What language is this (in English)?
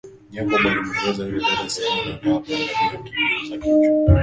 Swahili